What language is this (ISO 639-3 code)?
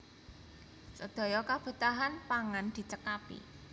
jav